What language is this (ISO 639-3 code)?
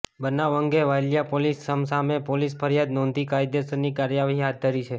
guj